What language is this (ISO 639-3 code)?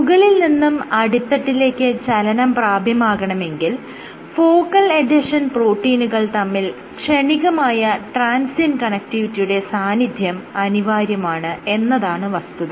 mal